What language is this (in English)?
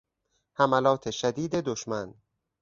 Persian